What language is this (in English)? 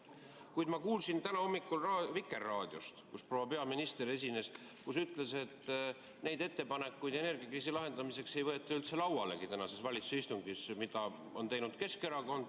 Estonian